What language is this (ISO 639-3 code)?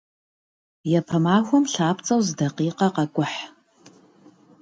kbd